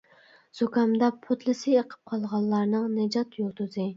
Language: Uyghur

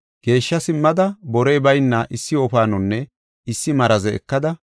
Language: Gofa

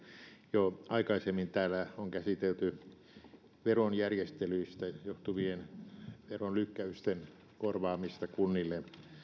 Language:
Finnish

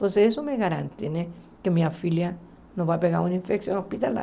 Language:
Portuguese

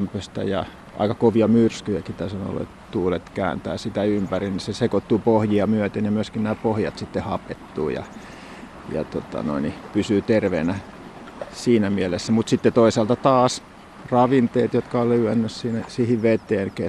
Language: Finnish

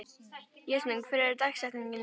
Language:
Icelandic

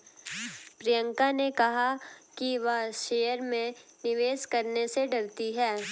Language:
Hindi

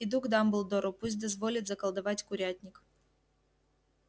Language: Russian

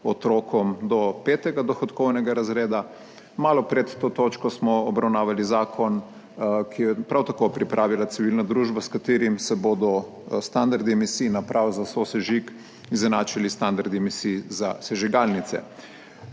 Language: Slovenian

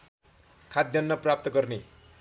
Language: Nepali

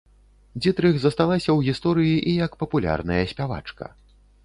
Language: Belarusian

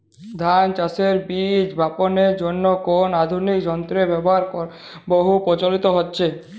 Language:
Bangla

